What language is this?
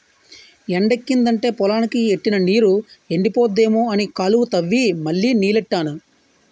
Telugu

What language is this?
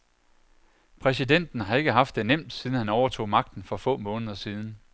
Danish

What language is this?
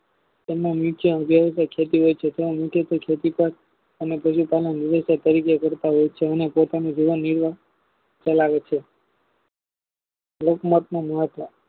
Gujarati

